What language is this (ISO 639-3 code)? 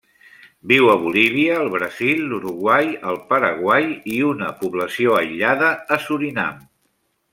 cat